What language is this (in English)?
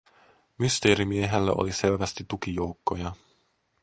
Finnish